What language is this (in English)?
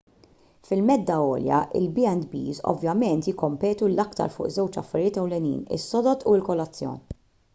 Maltese